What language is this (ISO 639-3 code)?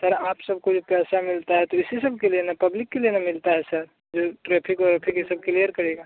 hin